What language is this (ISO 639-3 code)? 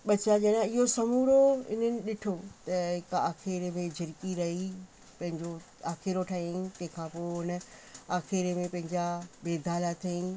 snd